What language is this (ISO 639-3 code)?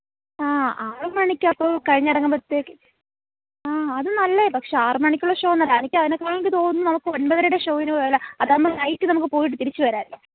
mal